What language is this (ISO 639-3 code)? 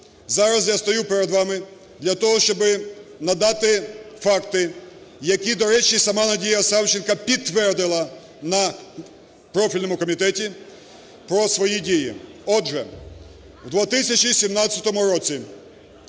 ukr